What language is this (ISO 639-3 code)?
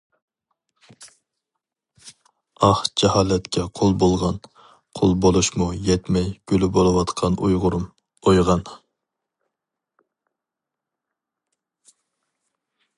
uig